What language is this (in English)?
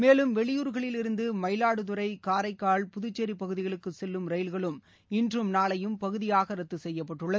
Tamil